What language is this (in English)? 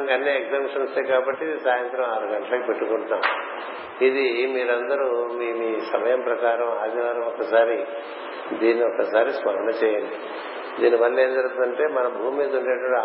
Telugu